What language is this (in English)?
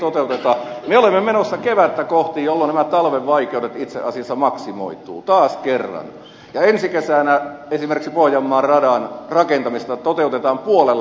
Finnish